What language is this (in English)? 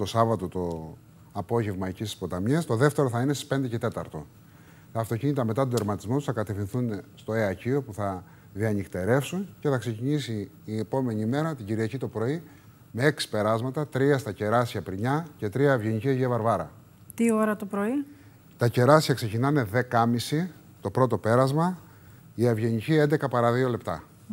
Greek